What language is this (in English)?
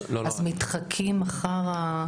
Hebrew